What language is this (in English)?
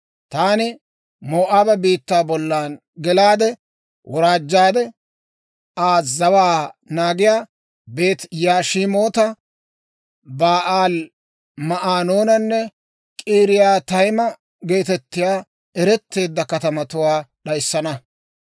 Dawro